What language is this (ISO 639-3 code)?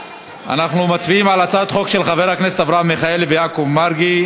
heb